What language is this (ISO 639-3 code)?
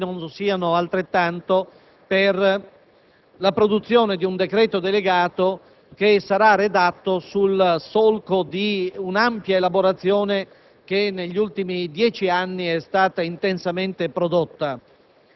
ita